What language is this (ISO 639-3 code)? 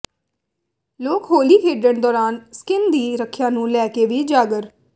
pan